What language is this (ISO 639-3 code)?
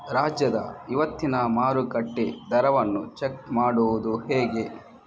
kan